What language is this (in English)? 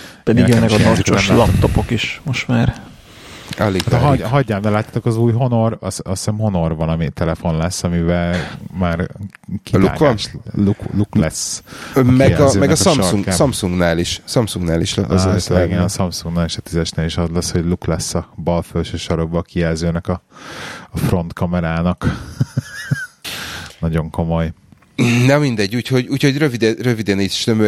Hungarian